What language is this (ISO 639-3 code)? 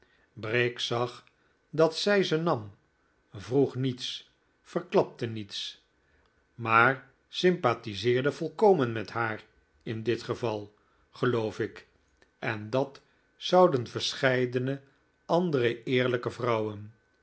nld